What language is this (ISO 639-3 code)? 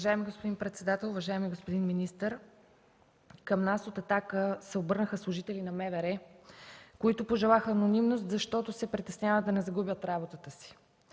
bul